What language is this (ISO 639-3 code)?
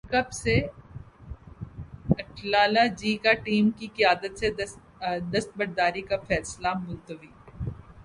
urd